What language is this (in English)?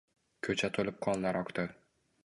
Uzbek